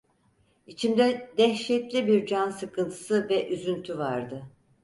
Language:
Turkish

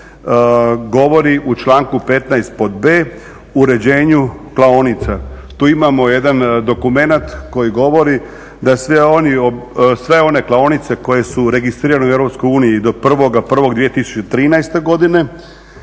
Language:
Croatian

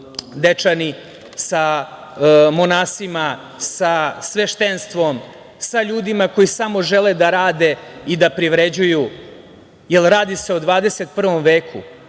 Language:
Serbian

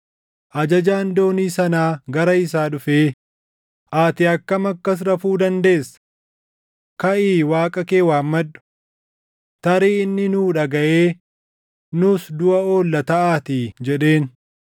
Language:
Oromo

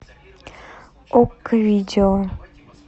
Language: Russian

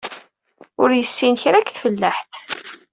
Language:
Kabyle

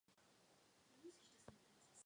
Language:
Czech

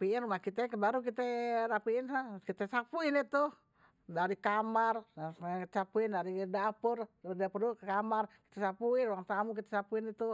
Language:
Betawi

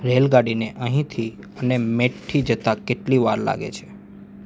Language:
Gujarati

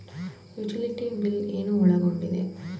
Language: Kannada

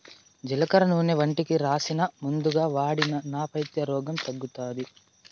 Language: Telugu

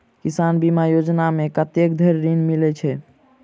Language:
Maithili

